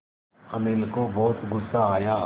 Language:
Hindi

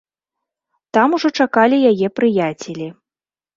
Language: Belarusian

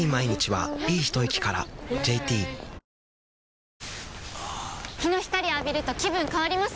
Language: Japanese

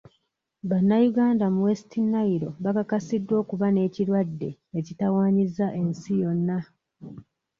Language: Ganda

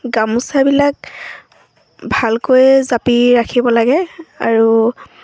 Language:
Assamese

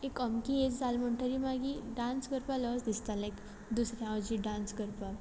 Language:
Konkani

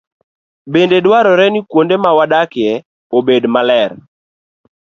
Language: Luo (Kenya and Tanzania)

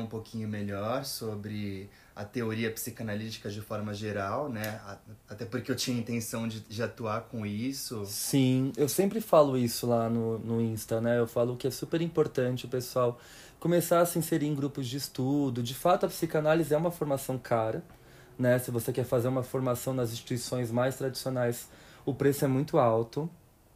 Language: Portuguese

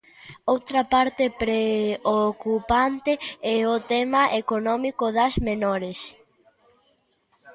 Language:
Galician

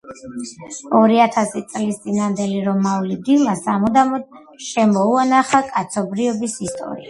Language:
Georgian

